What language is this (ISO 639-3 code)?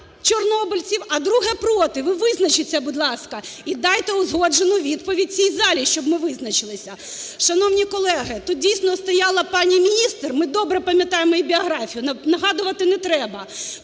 ukr